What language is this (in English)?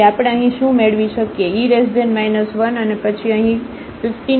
Gujarati